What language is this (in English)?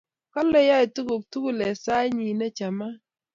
Kalenjin